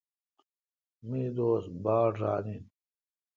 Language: Kalkoti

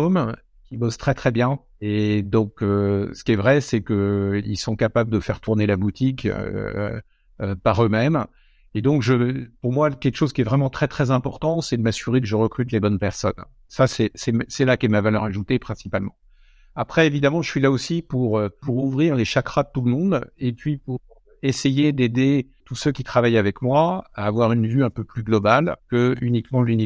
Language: French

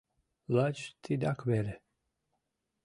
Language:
Mari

